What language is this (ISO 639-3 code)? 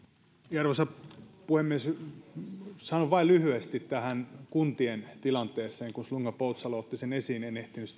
fin